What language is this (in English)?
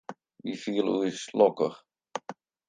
Western Frisian